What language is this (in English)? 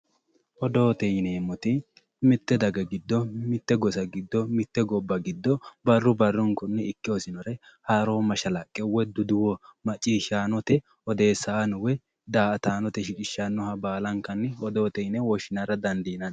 Sidamo